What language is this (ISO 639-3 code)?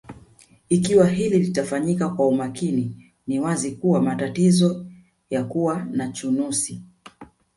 swa